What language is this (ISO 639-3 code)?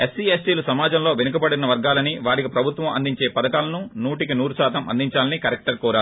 tel